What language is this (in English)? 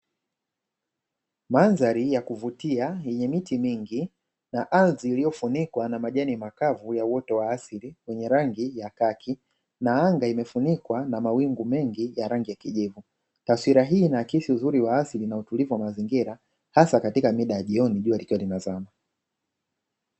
Swahili